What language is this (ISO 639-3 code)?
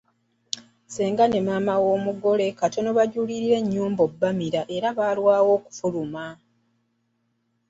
lug